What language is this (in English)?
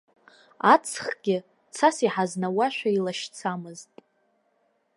Abkhazian